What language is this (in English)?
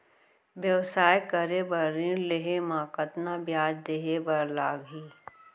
Chhattisgarhi